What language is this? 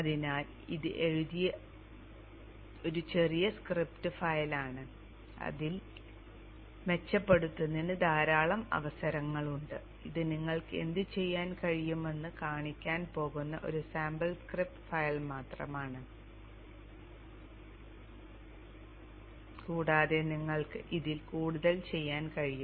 Malayalam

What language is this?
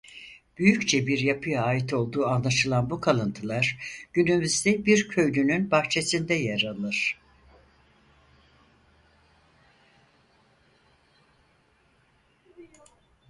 Turkish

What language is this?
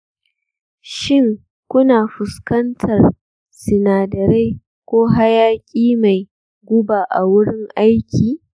Hausa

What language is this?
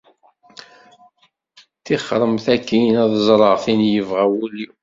Kabyle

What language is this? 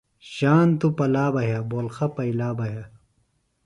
Phalura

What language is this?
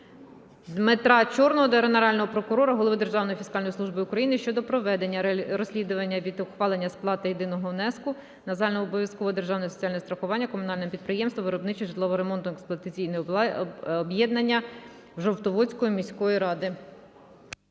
Ukrainian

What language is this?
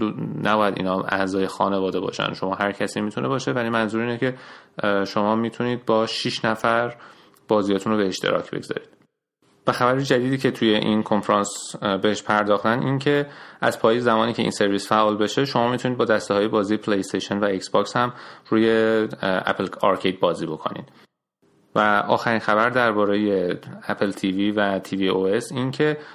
Persian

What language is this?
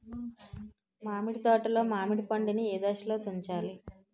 Telugu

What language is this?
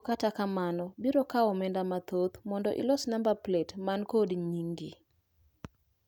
Luo (Kenya and Tanzania)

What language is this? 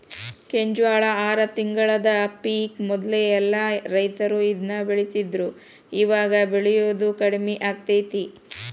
Kannada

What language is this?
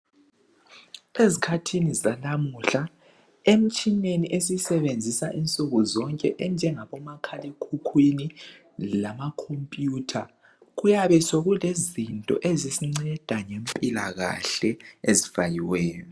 North Ndebele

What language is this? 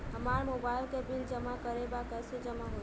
Bhojpuri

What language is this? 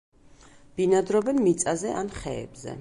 Georgian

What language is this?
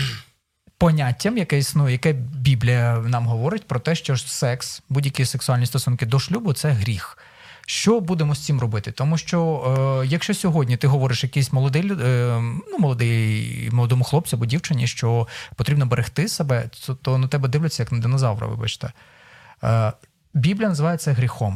Ukrainian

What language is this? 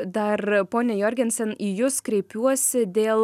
Lithuanian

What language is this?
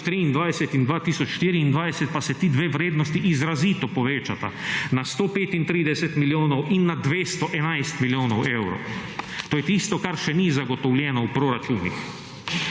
Slovenian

